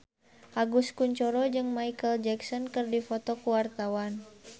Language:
Sundanese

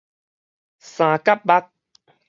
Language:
Min Nan Chinese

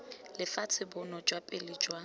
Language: Tswana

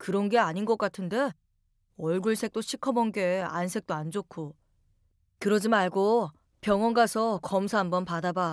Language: Korean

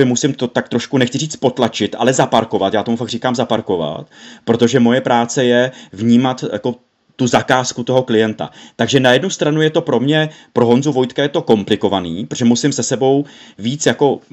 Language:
Czech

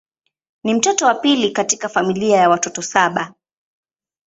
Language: Swahili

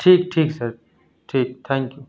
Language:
Urdu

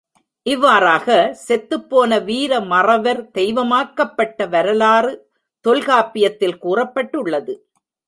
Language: Tamil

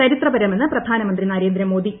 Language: Malayalam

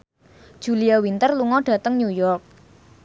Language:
Javanese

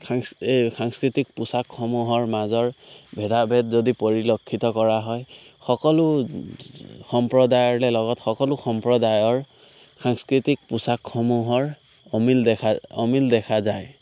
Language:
Assamese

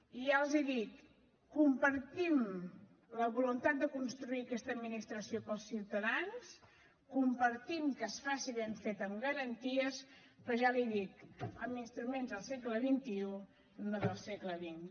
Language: Catalan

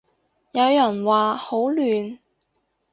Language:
Cantonese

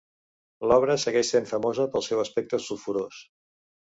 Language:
Catalan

